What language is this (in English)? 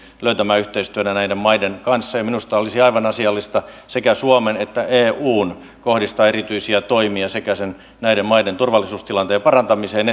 Finnish